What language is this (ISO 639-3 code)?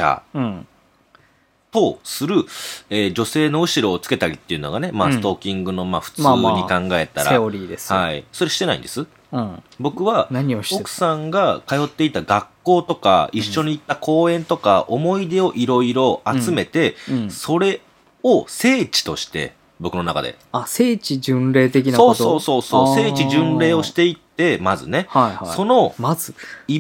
jpn